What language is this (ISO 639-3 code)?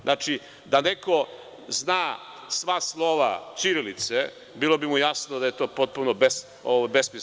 srp